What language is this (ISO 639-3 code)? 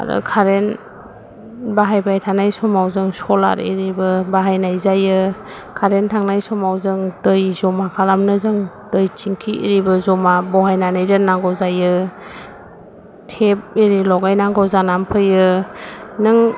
brx